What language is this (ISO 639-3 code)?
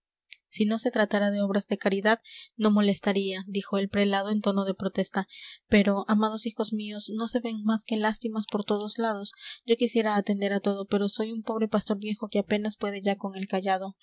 spa